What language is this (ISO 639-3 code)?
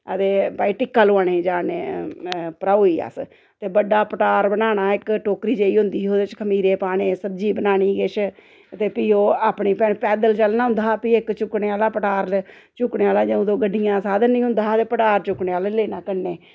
doi